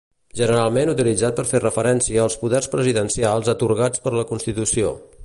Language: Catalan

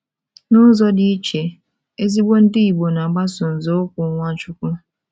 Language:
Igbo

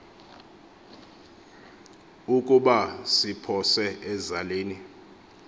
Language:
Xhosa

